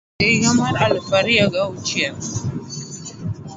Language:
Luo (Kenya and Tanzania)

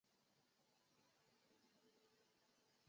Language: Chinese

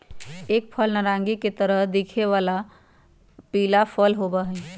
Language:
Magahi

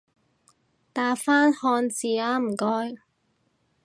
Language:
Cantonese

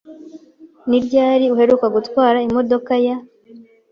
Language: Kinyarwanda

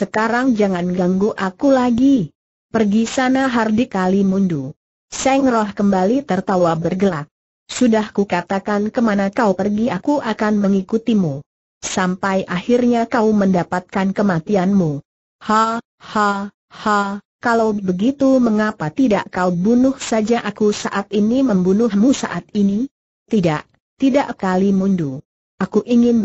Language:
Indonesian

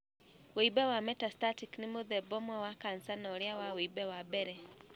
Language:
Kikuyu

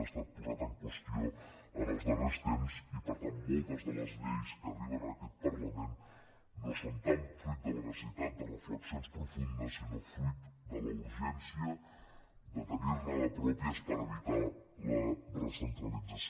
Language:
Catalan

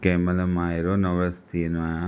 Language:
Sindhi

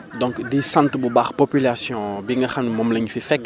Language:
Wolof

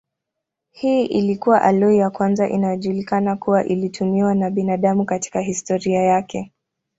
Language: Swahili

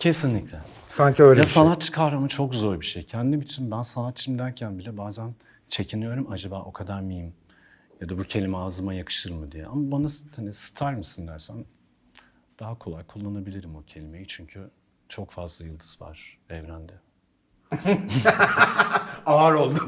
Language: Turkish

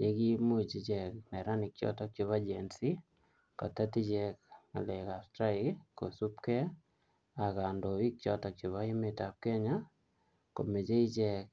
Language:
Kalenjin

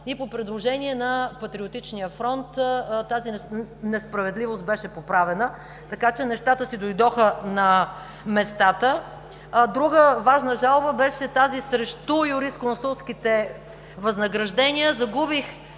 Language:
Bulgarian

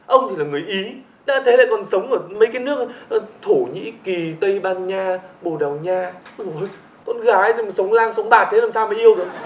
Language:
Vietnamese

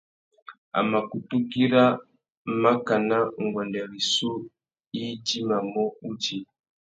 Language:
Tuki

